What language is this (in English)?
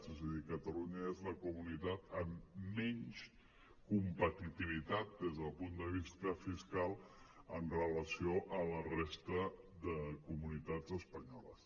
Catalan